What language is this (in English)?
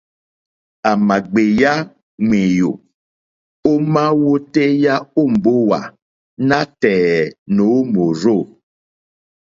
Mokpwe